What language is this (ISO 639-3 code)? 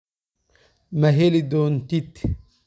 som